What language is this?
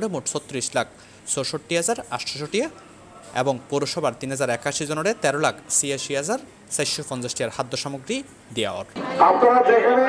Romanian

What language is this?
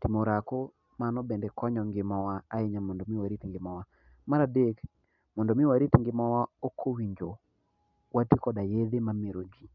Luo (Kenya and Tanzania)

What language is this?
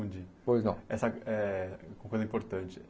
Portuguese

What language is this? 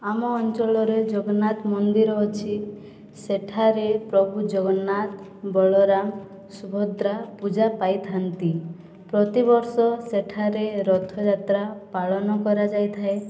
Odia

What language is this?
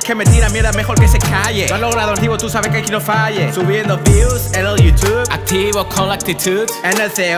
Spanish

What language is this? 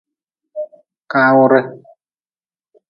Nawdm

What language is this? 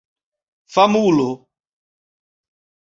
Esperanto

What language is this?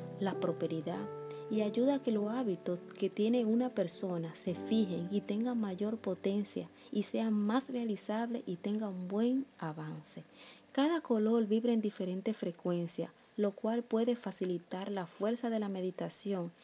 Spanish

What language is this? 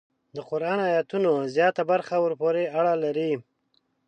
Pashto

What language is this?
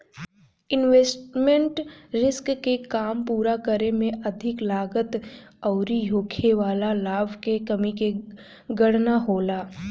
Bhojpuri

